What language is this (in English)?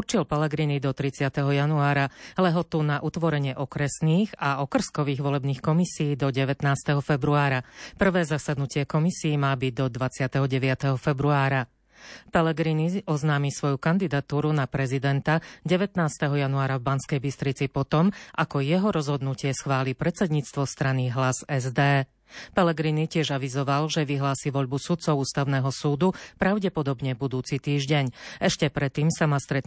Slovak